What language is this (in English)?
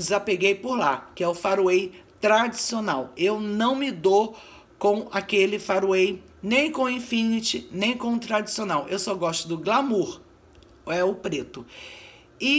Portuguese